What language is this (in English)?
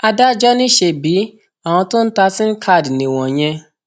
Yoruba